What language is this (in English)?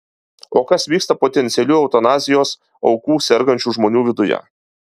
Lithuanian